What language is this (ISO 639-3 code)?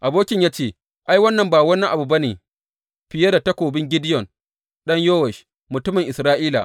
hau